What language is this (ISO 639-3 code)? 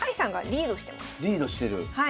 jpn